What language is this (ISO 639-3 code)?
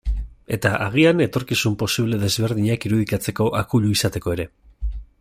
eus